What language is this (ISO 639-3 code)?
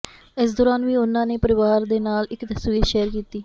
pan